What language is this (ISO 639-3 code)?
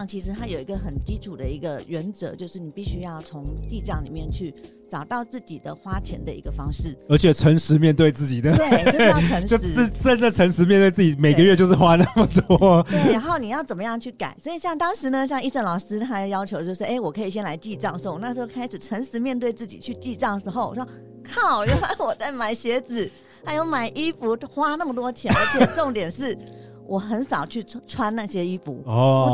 zho